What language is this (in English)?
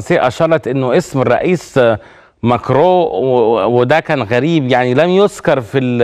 Arabic